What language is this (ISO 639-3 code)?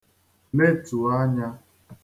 ibo